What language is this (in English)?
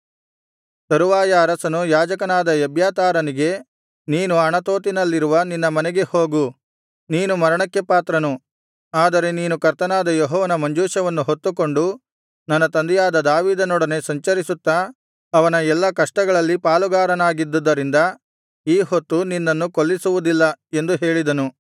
Kannada